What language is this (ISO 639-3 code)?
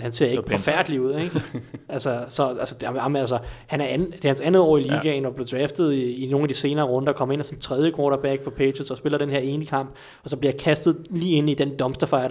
dan